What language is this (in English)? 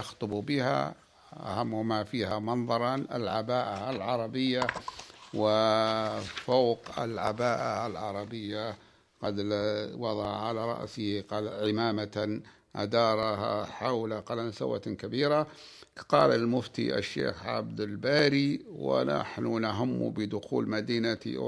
Arabic